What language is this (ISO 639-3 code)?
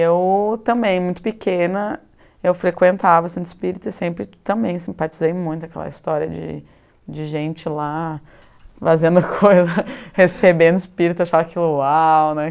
por